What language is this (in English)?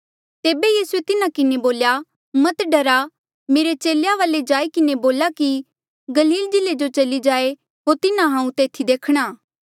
Mandeali